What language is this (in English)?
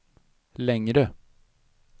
Swedish